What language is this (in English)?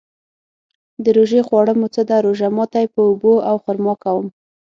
Pashto